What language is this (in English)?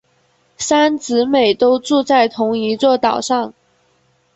Chinese